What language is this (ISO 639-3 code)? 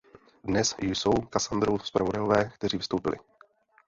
ces